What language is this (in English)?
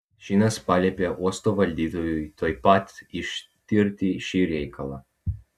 Lithuanian